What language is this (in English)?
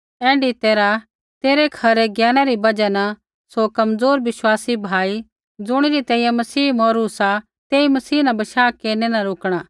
Kullu Pahari